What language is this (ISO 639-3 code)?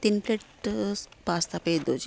pan